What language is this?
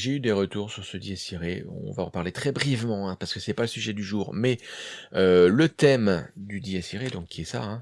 French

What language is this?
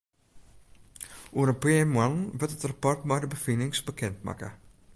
Western Frisian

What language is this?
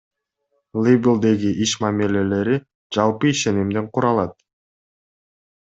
Kyrgyz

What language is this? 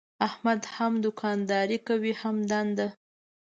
Pashto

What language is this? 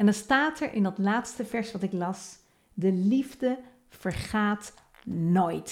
Dutch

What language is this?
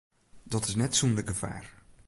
Western Frisian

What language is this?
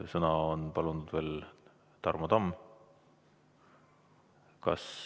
Estonian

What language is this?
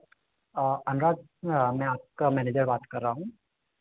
Hindi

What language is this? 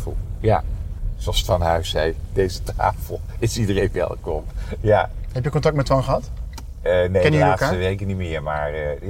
Dutch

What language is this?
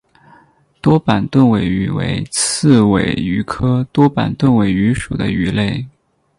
Chinese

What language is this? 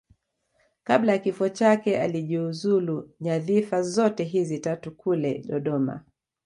Swahili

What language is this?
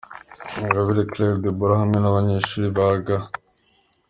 Kinyarwanda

